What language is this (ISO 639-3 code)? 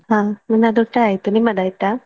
kan